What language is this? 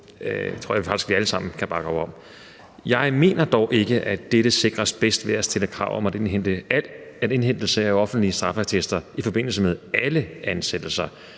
Danish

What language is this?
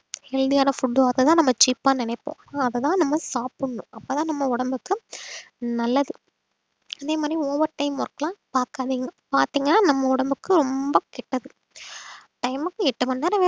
Tamil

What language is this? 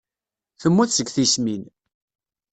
Kabyle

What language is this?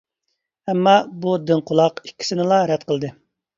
Uyghur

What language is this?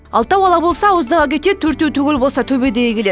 Kazakh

